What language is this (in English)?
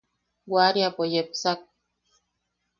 Yaqui